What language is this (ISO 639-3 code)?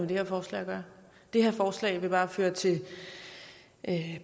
dan